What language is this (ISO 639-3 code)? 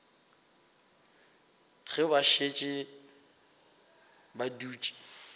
nso